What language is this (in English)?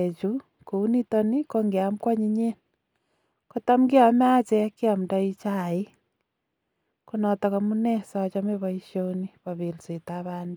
Kalenjin